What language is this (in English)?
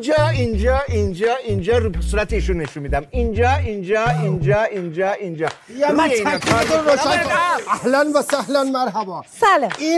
Persian